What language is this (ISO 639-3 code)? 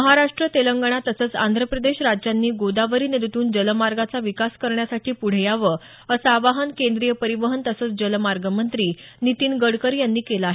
mar